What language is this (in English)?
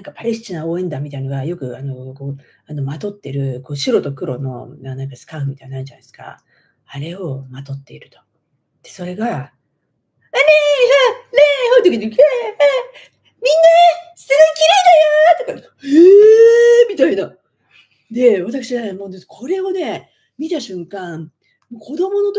Japanese